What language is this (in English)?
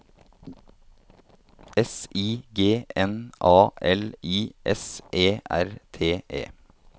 Norwegian